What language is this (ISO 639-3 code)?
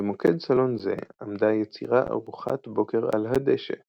heb